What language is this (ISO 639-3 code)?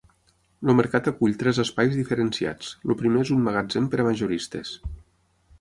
cat